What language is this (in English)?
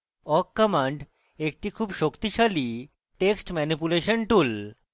Bangla